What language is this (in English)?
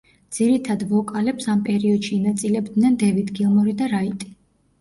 Georgian